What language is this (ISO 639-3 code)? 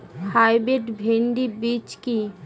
ben